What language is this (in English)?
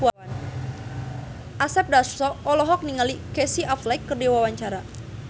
Sundanese